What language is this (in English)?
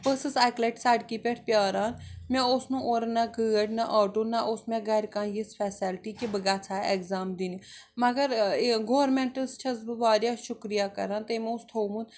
Kashmiri